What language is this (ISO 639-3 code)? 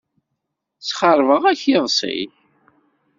kab